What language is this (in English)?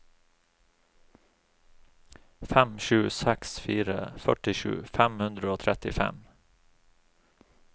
Norwegian